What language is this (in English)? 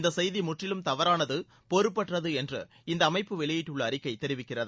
Tamil